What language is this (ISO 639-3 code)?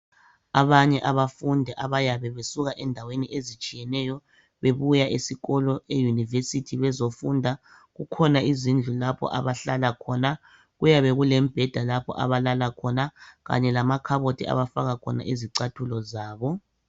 nde